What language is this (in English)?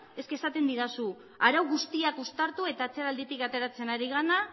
Basque